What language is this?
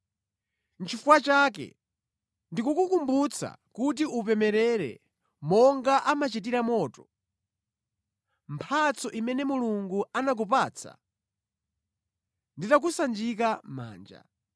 Nyanja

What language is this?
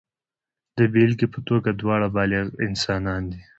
Pashto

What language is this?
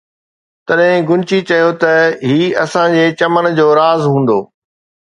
Sindhi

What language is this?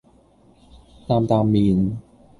Cantonese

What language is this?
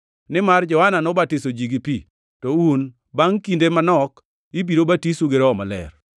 Luo (Kenya and Tanzania)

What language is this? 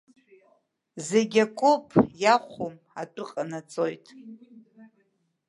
Abkhazian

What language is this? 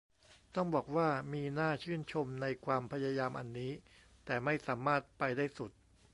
Thai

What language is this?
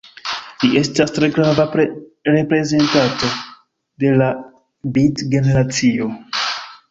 Esperanto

